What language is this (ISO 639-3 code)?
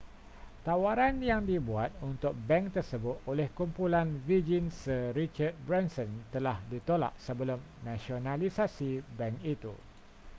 msa